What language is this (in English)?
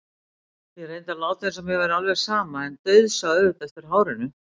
Icelandic